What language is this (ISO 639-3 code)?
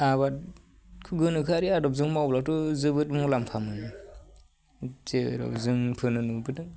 brx